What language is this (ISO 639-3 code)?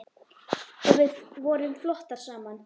isl